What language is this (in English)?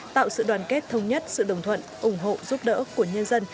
Vietnamese